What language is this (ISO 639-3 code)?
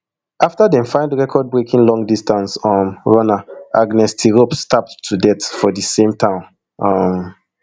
pcm